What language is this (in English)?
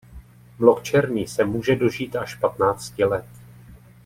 Czech